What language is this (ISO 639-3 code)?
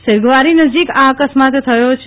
guj